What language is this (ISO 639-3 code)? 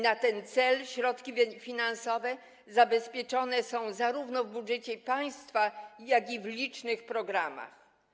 pol